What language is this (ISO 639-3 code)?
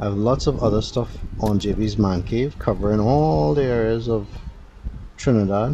eng